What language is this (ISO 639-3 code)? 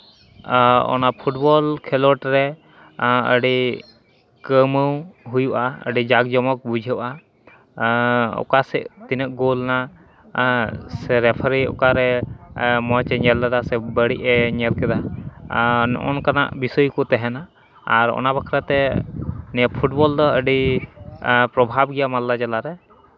sat